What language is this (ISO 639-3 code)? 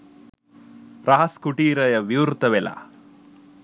sin